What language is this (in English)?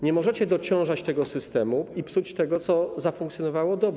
Polish